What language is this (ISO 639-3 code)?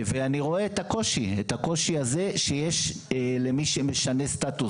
heb